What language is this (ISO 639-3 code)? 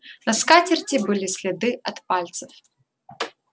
rus